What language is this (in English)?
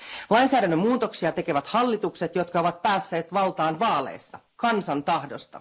Finnish